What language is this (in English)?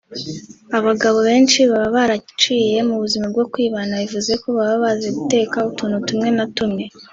Kinyarwanda